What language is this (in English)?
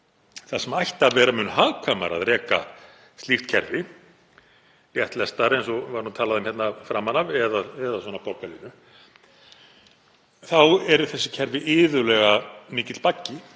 Icelandic